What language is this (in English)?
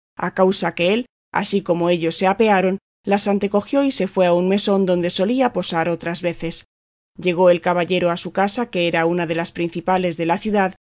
Spanish